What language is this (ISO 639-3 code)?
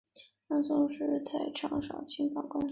zho